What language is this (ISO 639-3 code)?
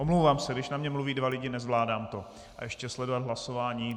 ces